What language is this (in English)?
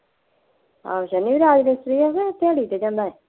Punjabi